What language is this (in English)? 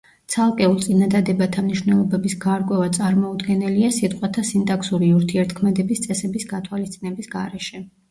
Georgian